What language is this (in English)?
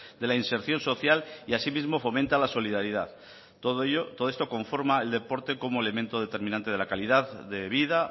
Spanish